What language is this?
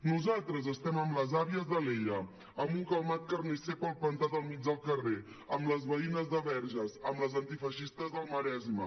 Catalan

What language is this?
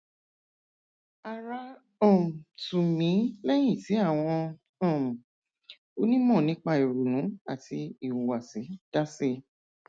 Yoruba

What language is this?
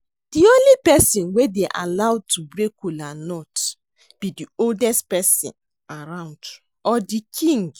Nigerian Pidgin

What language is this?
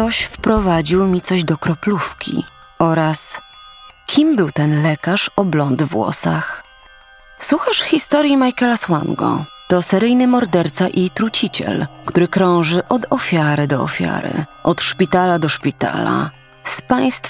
Polish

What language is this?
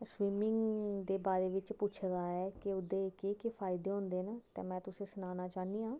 Dogri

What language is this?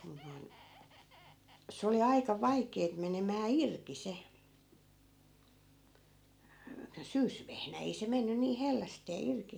Finnish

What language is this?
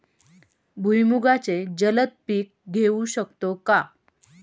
Marathi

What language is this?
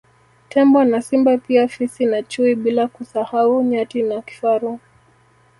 Swahili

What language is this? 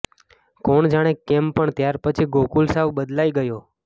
Gujarati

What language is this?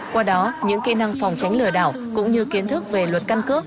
Vietnamese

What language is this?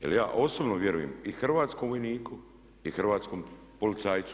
Croatian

